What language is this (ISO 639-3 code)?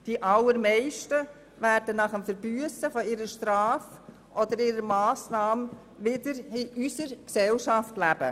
gsw